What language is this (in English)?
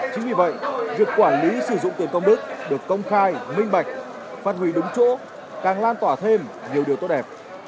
Vietnamese